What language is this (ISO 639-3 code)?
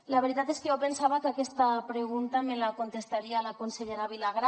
cat